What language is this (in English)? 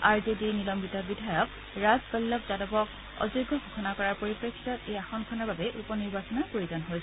Assamese